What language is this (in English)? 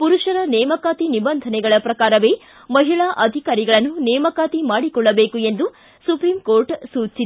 Kannada